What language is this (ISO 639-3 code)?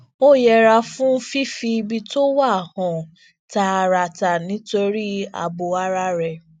yor